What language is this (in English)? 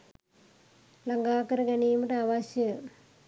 Sinhala